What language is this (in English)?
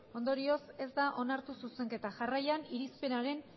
Basque